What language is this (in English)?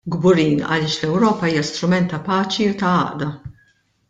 Maltese